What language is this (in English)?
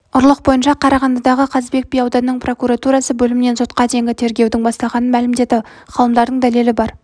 Kazakh